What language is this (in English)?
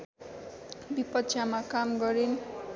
Nepali